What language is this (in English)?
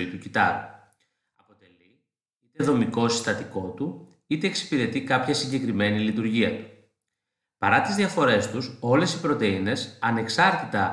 Greek